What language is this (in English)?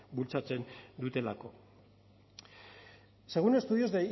Basque